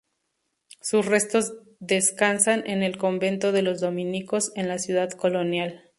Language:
Spanish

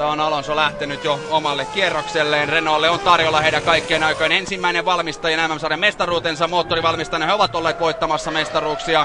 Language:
Finnish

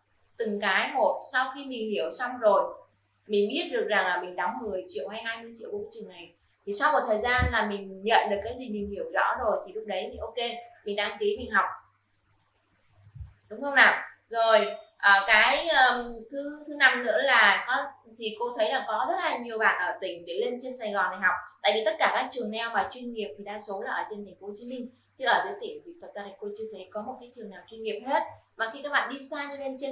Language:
Vietnamese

